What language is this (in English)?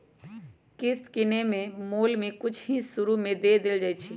Magahi